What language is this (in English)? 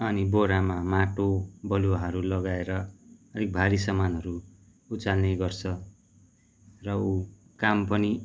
Nepali